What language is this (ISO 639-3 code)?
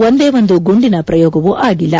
kan